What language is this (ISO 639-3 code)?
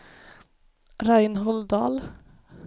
swe